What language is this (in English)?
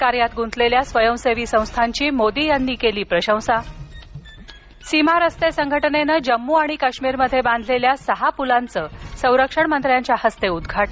Marathi